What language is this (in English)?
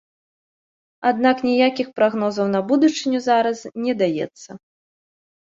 Belarusian